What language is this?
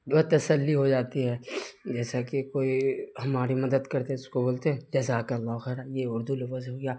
Urdu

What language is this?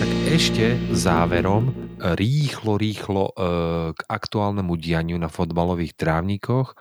Slovak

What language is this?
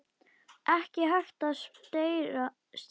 Icelandic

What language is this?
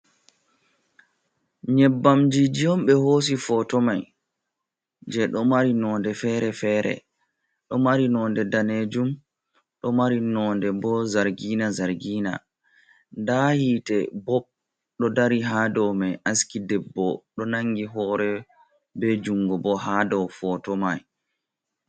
Fula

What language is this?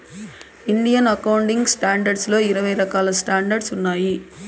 Telugu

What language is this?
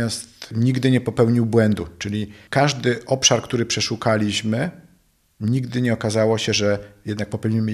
Polish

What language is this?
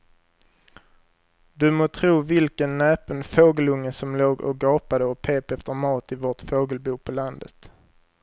Swedish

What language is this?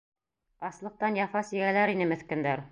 Bashkir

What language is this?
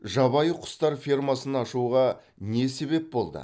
Kazakh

